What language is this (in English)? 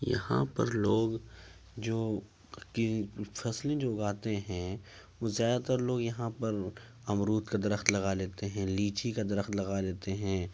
Urdu